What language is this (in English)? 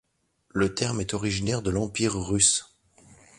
French